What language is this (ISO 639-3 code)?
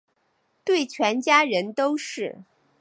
zho